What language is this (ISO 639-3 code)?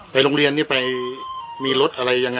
tha